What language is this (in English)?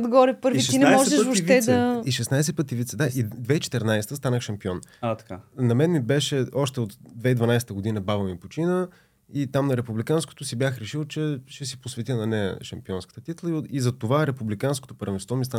Bulgarian